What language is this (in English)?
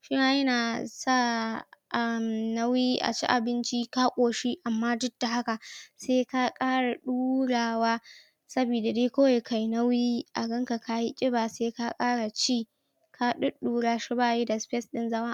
Hausa